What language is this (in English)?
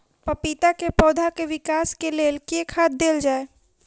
Maithili